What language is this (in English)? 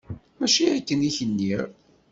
Kabyle